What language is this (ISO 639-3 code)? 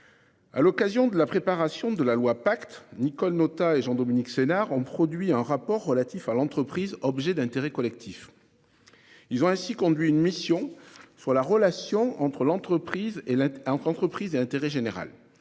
fra